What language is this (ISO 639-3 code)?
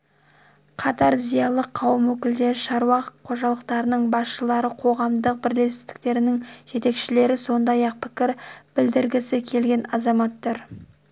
kaz